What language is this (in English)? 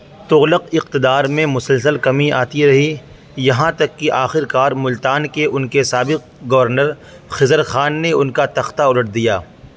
Urdu